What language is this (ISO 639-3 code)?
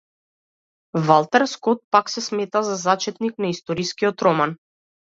mkd